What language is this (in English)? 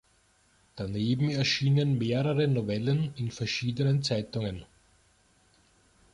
German